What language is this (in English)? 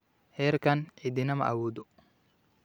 Somali